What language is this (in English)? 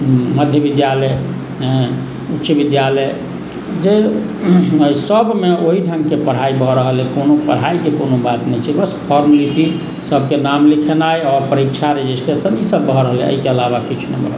Maithili